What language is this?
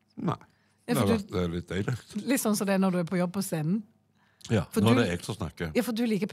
Norwegian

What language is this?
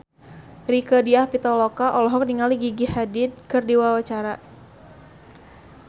Sundanese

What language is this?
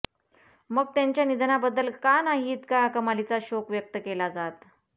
Marathi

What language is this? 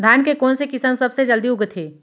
Chhattisgarhi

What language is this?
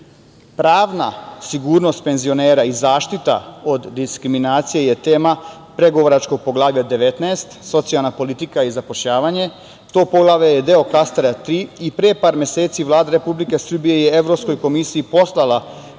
Serbian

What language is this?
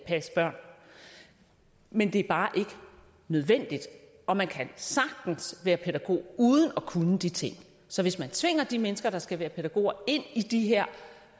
Danish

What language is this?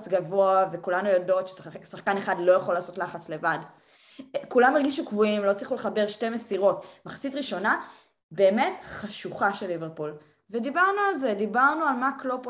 Hebrew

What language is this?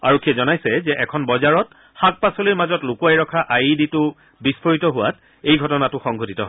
Assamese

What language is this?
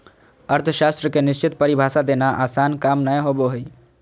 Magahi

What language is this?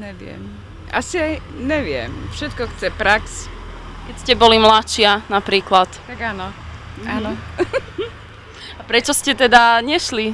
Slovak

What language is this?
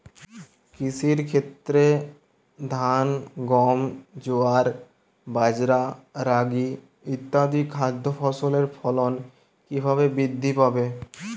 Bangla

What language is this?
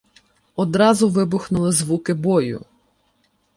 Ukrainian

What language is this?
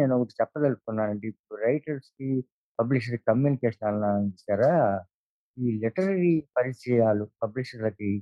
Telugu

